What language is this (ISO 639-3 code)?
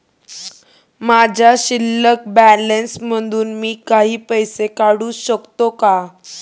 mar